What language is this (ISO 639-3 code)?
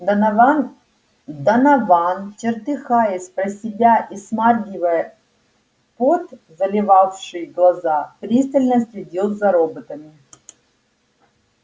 rus